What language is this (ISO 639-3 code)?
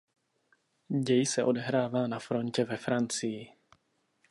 ces